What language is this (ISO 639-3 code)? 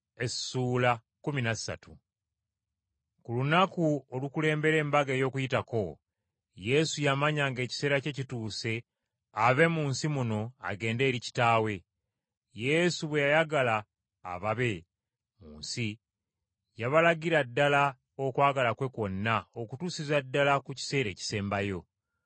lug